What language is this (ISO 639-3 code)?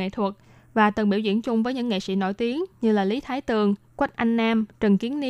vie